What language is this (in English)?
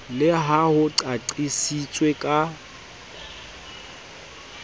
Southern Sotho